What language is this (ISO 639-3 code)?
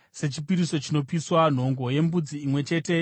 sna